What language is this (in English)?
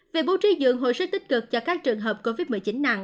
Vietnamese